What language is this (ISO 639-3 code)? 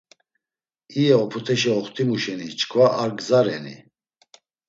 lzz